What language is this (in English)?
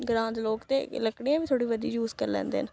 Dogri